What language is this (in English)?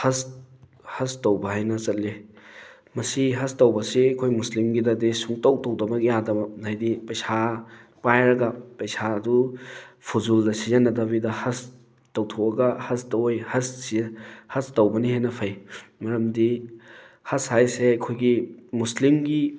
Manipuri